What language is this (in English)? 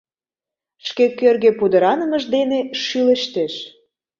Mari